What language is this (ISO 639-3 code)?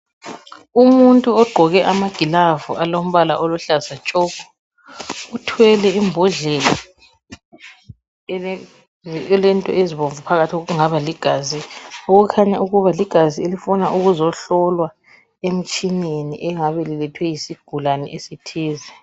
nde